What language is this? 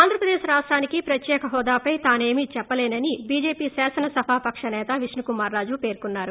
Telugu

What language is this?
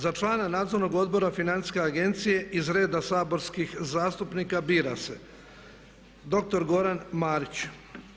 Croatian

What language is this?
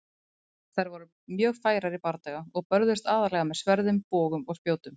Icelandic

